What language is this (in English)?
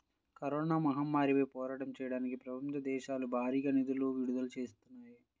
Telugu